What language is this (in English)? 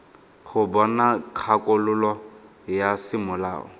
Tswana